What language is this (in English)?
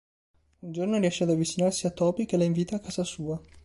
Italian